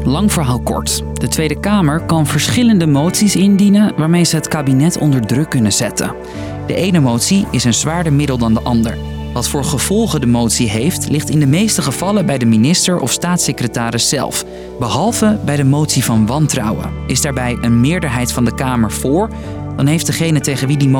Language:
Dutch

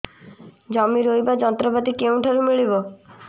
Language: Odia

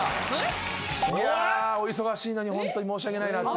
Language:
Japanese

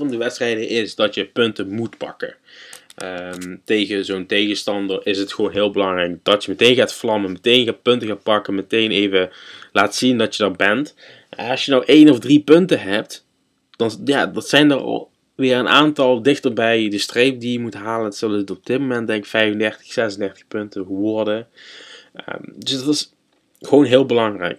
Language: Dutch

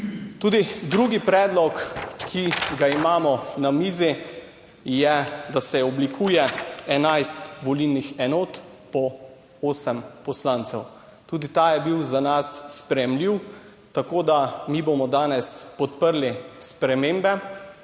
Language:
Slovenian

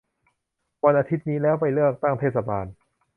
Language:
Thai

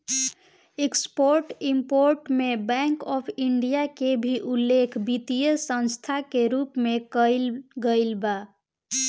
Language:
Bhojpuri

